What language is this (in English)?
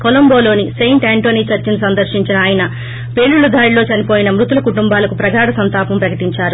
Telugu